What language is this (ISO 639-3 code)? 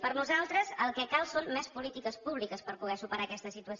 cat